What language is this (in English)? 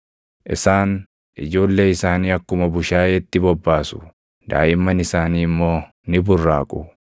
Oromo